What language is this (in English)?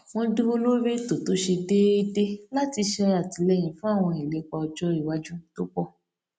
Yoruba